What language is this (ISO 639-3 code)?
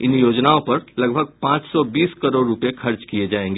hin